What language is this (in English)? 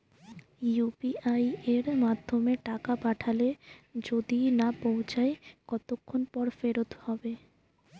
Bangla